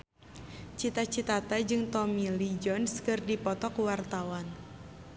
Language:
Sundanese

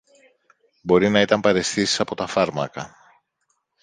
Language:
Greek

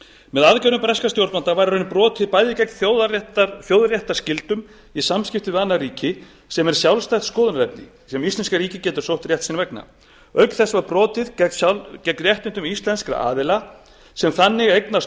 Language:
Icelandic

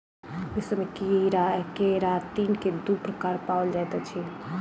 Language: Maithili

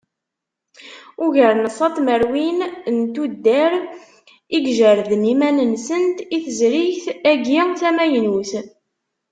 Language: Kabyle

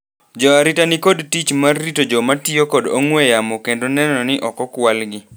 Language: Luo (Kenya and Tanzania)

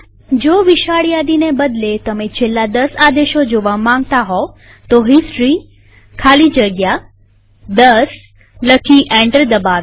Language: Gujarati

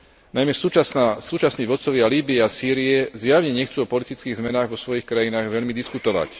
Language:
Slovak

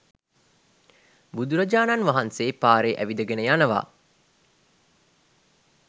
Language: Sinhala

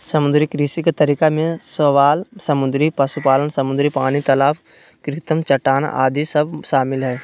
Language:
Magahi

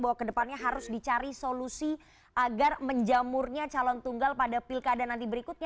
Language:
Indonesian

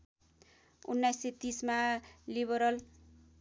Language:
Nepali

